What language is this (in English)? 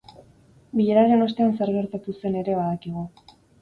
Basque